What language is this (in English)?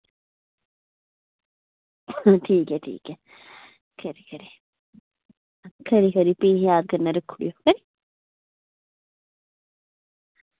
Dogri